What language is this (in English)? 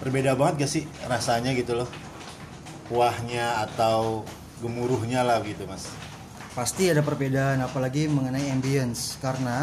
Indonesian